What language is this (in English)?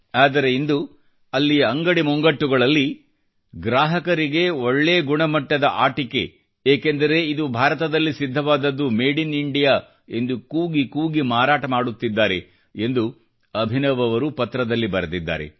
Kannada